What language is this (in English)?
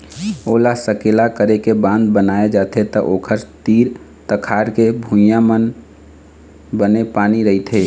Chhattisgarhi